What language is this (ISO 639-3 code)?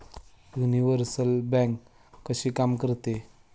mar